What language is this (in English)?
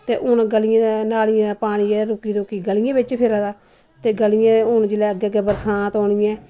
Dogri